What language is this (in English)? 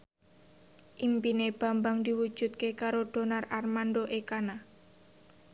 Javanese